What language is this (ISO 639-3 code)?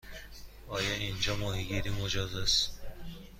fas